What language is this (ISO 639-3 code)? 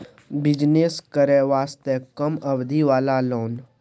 mai